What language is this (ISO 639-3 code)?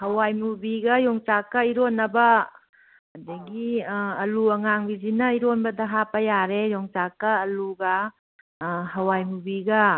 mni